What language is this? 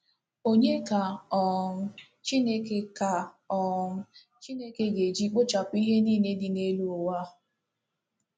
Igbo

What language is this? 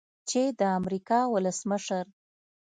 Pashto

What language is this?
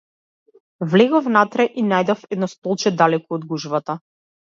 Macedonian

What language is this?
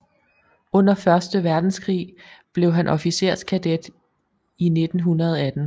Danish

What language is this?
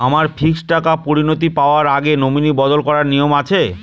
Bangla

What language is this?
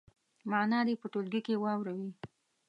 Pashto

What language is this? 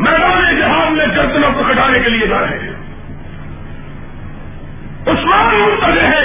Urdu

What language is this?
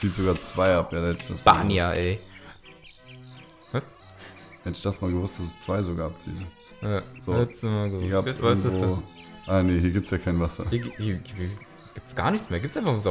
German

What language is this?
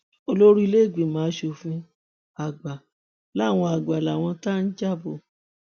Yoruba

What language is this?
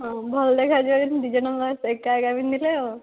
Odia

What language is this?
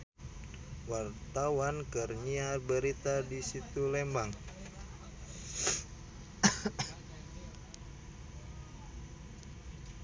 Sundanese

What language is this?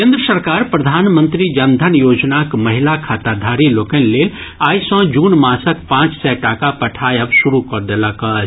Maithili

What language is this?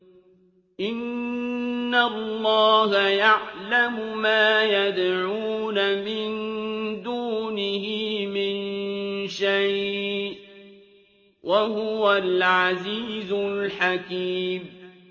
Arabic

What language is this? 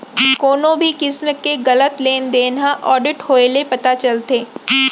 Chhattisgarhi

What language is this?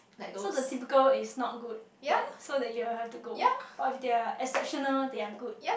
English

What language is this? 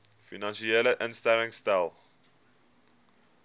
Afrikaans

